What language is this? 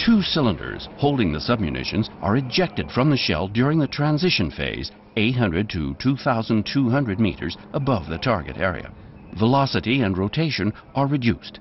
English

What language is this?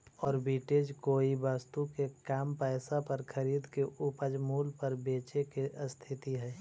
Magahi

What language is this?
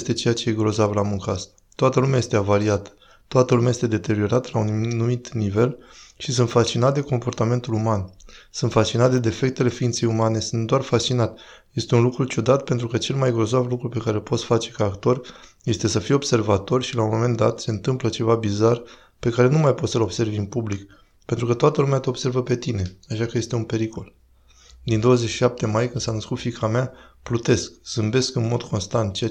Romanian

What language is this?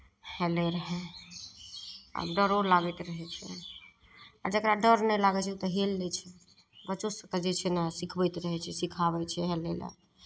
Maithili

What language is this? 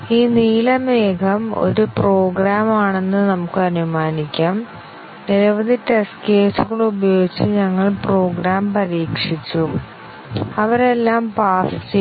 Malayalam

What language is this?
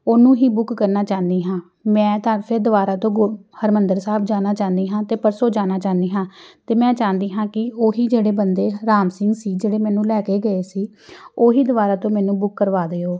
Punjabi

